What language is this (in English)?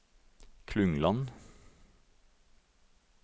Norwegian